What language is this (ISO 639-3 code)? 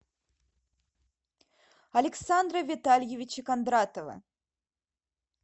rus